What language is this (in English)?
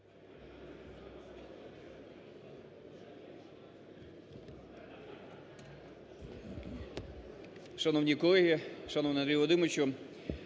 Ukrainian